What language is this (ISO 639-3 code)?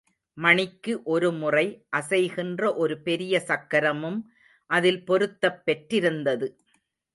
tam